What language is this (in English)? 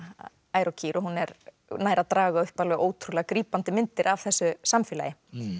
Icelandic